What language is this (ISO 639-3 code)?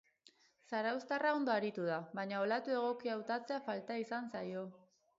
eus